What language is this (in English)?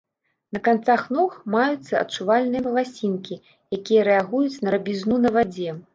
Belarusian